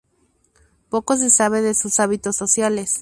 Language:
Spanish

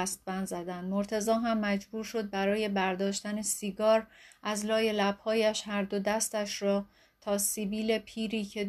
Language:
Persian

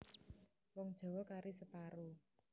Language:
Javanese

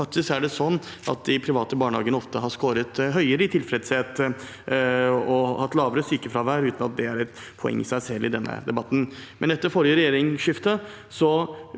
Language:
Norwegian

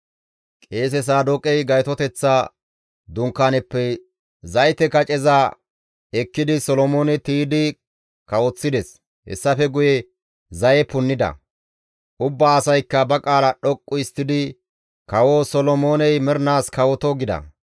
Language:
Gamo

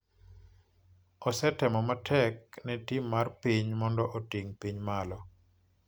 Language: Luo (Kenya and Tanzania)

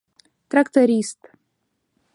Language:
Mari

